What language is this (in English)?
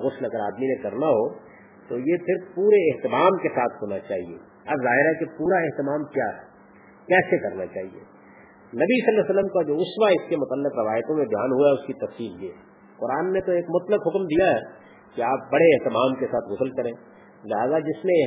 Urdu